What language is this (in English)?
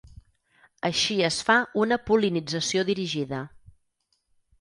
Catalan